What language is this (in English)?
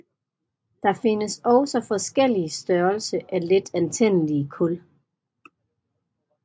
Danish